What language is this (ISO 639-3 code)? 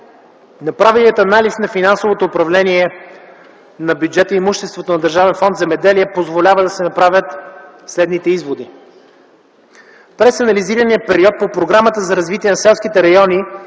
bul